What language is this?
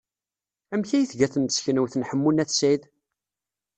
Kabyle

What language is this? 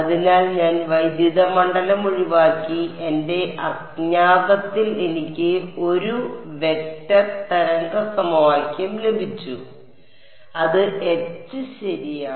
Malayalam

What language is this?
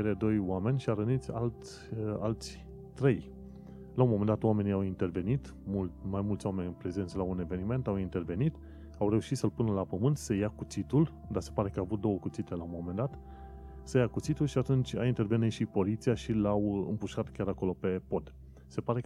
Romanian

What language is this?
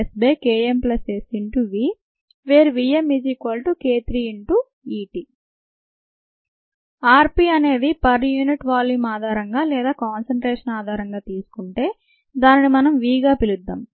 Telugu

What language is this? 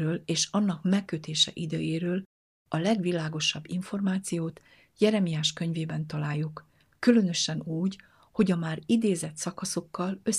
Hungarian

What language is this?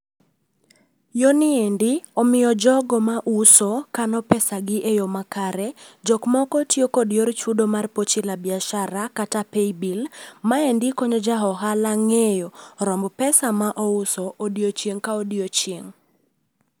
Luo (Kenya and Tanzania)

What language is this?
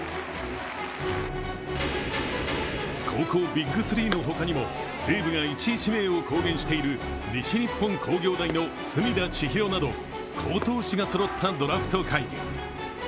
Japanese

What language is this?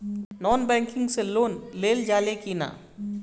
Bhojpuri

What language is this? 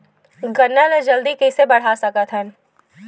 Chhattisgarhi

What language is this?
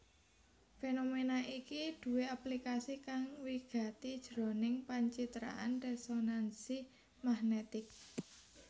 Javanese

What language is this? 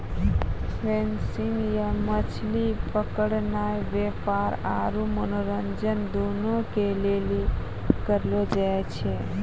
Maithili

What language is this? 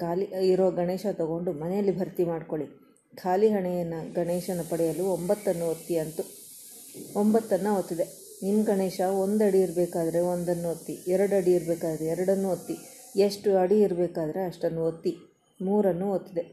Kannada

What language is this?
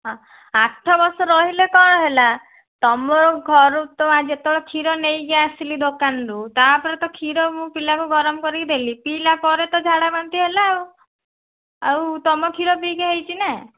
Odia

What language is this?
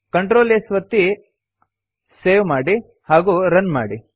Kannada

